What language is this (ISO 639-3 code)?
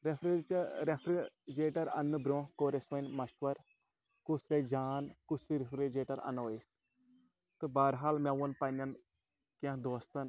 kas